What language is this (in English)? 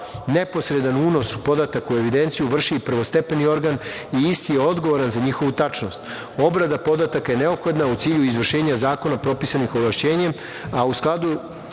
Serbian